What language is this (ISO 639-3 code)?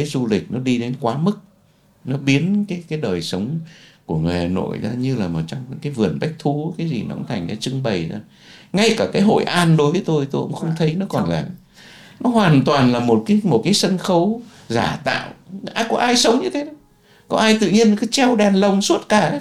vie